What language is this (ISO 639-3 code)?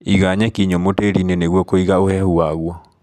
kik